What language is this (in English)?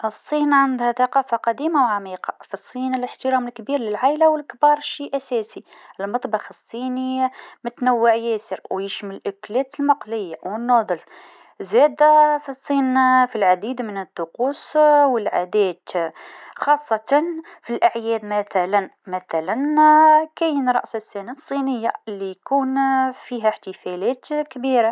Tunisian Arabic